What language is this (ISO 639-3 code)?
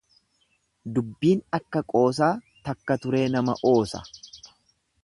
orm